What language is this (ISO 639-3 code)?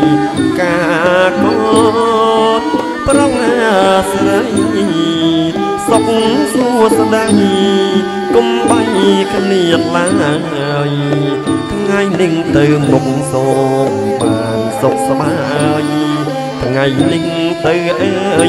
tha